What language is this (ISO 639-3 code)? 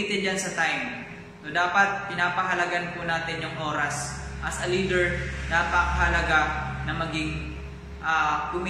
fil